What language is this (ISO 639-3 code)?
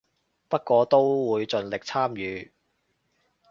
yue